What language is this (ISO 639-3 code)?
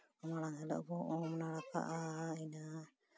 sat